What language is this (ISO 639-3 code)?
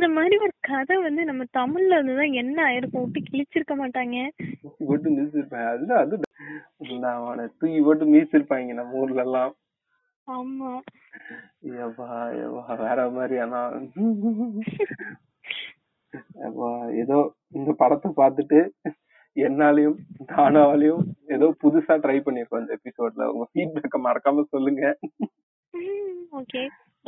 tam